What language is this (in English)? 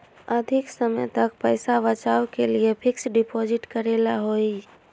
Magahi